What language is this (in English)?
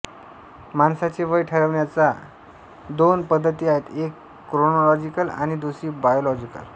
Marathi